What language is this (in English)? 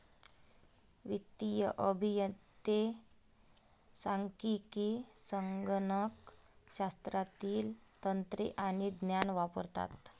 Marathi